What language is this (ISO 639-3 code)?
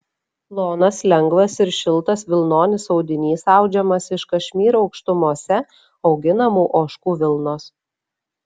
lit